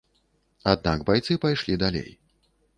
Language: Belarusian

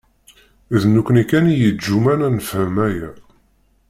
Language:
Kabyle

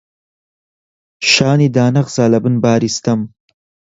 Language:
Central Kurdish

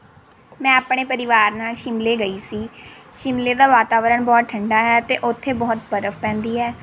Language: Punjabi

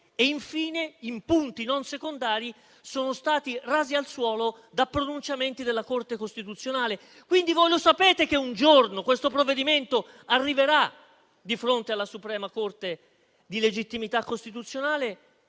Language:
Italian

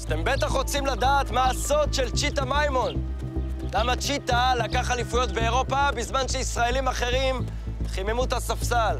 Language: Hebrew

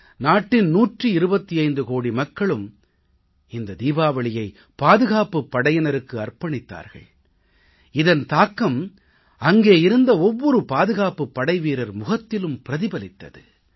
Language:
Tamil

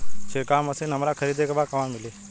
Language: Bhojpuri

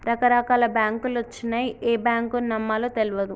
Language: Telugu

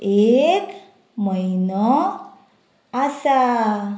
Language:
Konkani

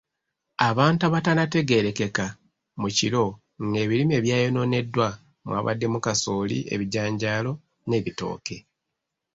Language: Ganda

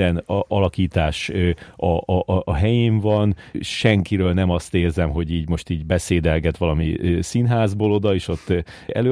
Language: Hungarian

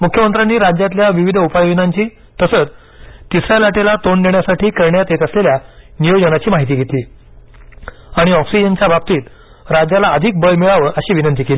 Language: Marathi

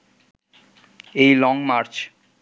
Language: Bangla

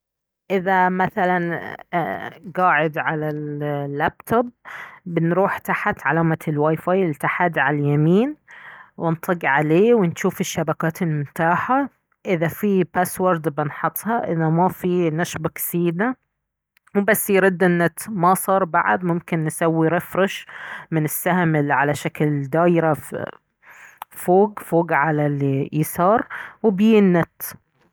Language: Baharna Arabic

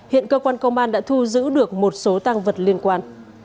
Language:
Vietnamese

